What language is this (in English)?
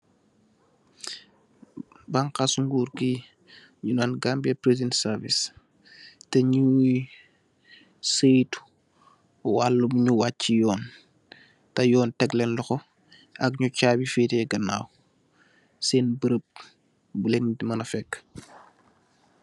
Wolof